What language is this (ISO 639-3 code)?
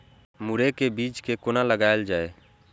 mai